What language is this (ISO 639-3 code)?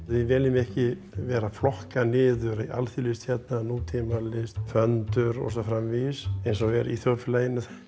isl